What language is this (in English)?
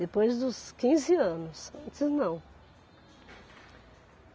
Portuguese